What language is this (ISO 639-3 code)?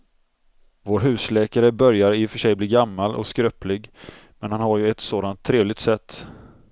swe